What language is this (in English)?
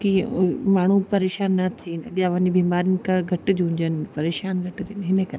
Sindhi